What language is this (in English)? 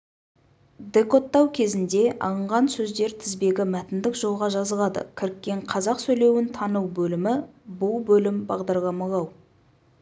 Kazakh